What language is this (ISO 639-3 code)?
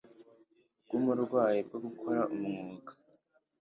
kin